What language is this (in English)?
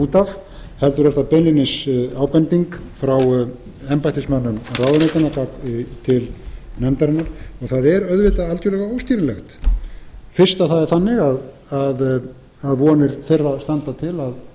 Icelandic